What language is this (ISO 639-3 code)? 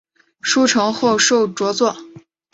zho